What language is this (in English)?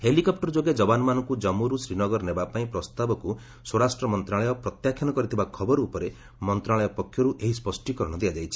Odia